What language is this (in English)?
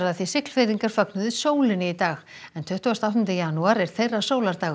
Icelandic